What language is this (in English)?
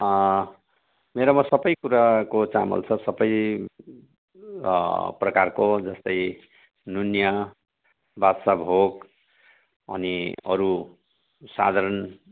Nepali